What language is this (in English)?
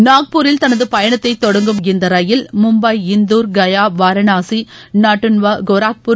Tamil